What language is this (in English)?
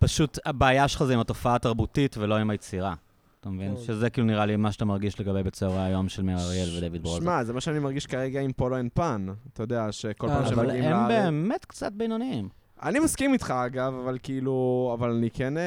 Hebrew